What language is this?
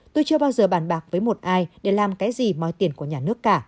Vietnamese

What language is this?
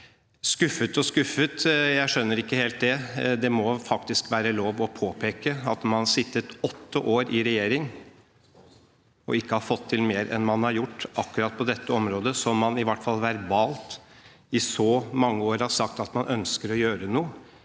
Norwegian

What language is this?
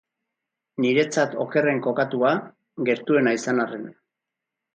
Basque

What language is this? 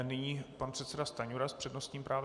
Czech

